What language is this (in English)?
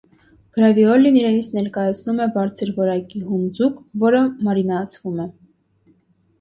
Armenian